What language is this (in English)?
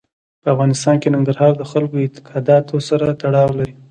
Pashto